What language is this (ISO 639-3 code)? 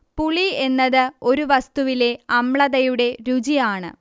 mal